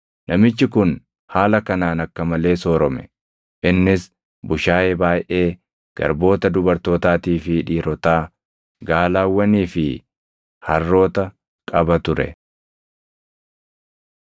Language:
Oromo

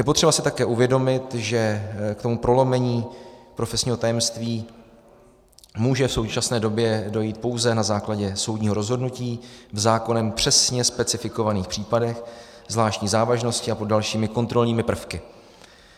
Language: Czech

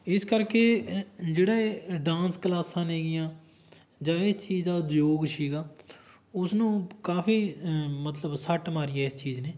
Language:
Punjabi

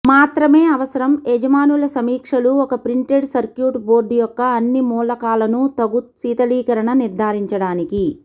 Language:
Telugu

